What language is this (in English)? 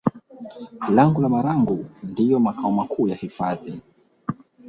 Swahili